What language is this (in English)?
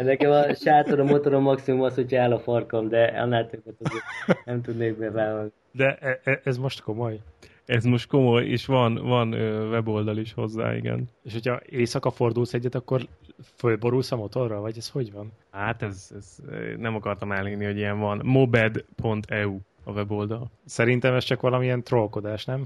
Hungarian